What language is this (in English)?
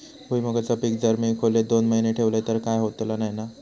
Marathi